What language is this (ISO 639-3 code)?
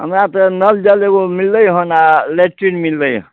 mai